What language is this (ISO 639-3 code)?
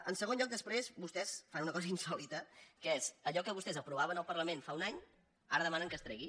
cat